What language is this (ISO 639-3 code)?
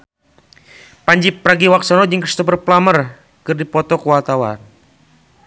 sun